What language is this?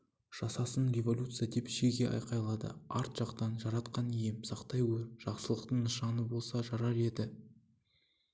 Kazakh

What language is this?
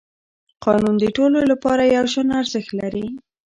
Pashto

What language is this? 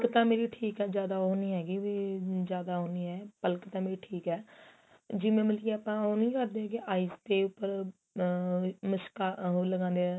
Punjabi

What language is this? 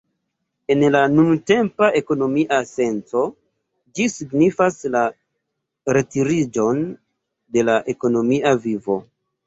Esperanto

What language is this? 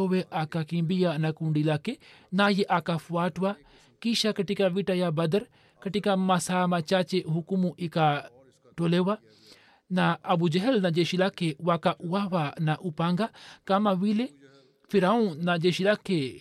Swahili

